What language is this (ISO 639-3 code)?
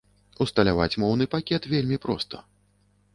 bel